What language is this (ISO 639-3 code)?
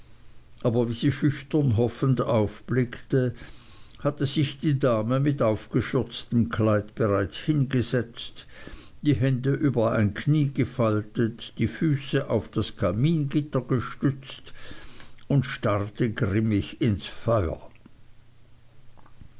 deu